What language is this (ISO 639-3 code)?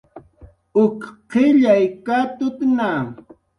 jqr